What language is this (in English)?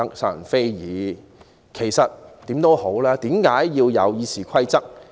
Cantonese